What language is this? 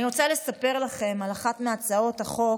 Hebrew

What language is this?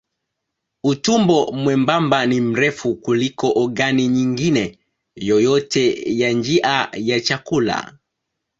Swahili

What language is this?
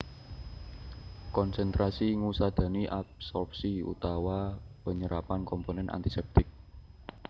Javanese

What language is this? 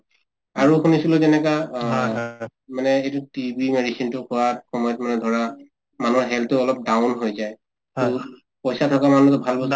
Assamese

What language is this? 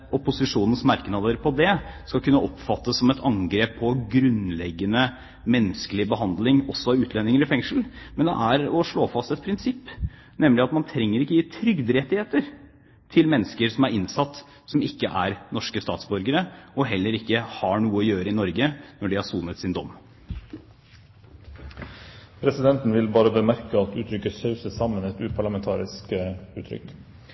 Norwegian Bokmål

